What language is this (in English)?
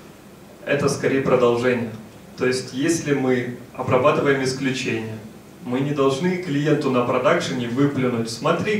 Russian